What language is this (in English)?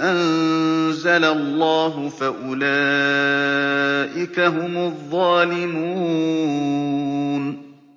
Arabic